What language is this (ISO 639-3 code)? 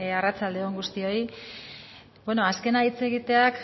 eus